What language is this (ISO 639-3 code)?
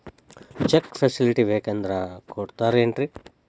kan